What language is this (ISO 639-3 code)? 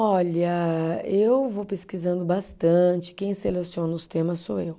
por